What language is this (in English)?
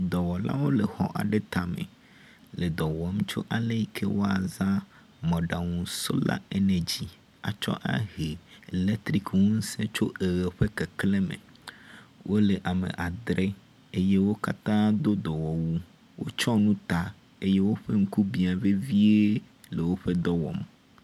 Ewe